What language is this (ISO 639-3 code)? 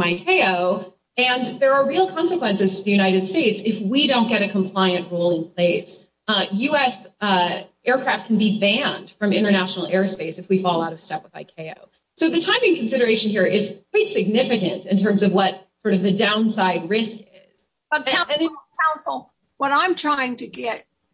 eng